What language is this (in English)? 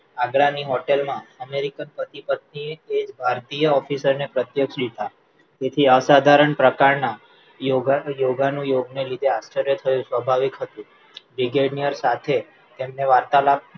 Gujarati